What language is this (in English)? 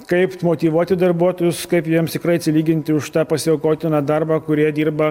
Lithuanian